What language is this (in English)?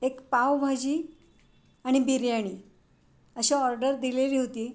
Marathi